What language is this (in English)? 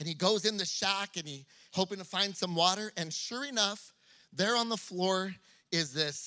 English